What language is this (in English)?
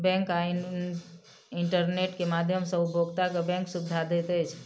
Maithili